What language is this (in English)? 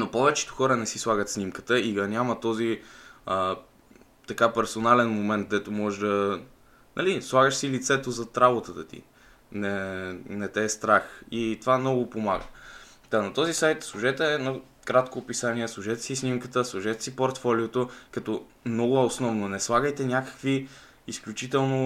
Bulgarian